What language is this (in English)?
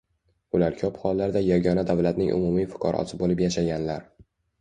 Uzbek